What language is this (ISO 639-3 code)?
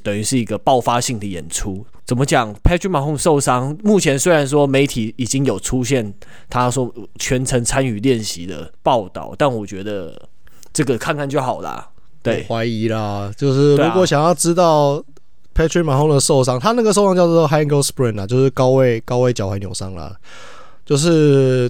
zho